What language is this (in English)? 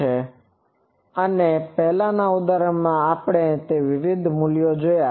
Gujarati